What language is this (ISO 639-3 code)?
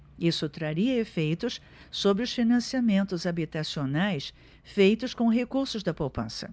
por